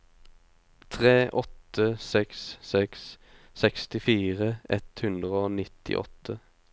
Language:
Norwegian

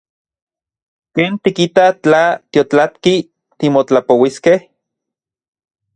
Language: Central Puebla Nahuatl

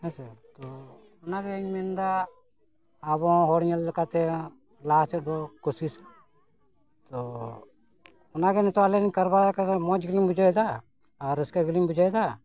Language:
Santali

